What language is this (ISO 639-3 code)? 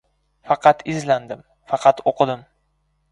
uzb